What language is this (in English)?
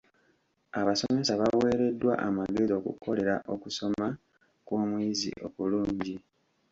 Ganda